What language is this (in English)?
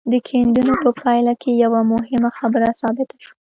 Pashto